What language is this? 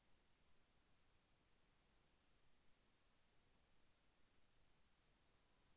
Telugu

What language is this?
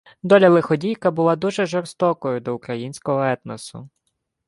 Ukrainian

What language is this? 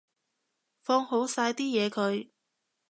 Cantonese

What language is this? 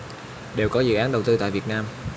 Vietnamese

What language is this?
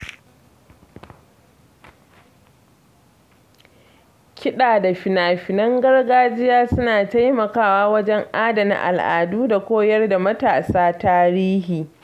Hausa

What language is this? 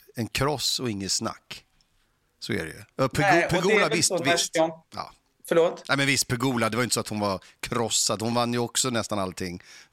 Swedish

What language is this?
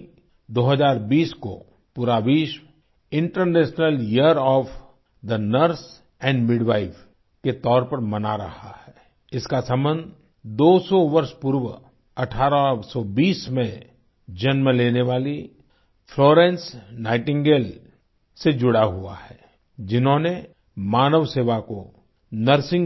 Hindi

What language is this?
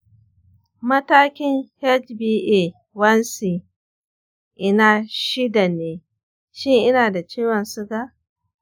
Hausa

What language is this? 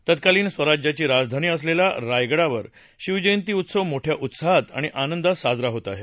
Marathi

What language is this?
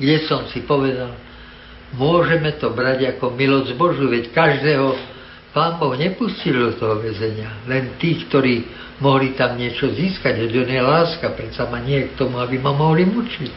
Slovak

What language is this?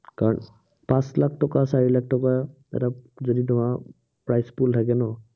Assamese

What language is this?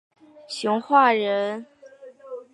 Chinese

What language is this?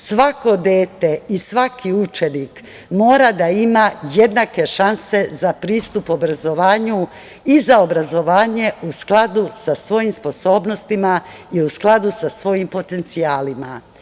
Serbian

